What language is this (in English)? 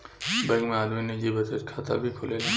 Bhojpuri